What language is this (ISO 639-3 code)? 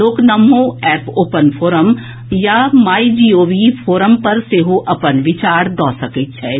mai